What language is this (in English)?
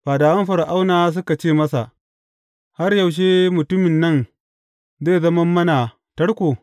Hausa